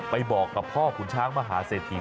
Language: Thai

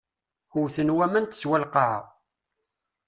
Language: Kabyle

